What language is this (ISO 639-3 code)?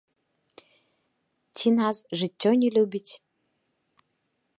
bel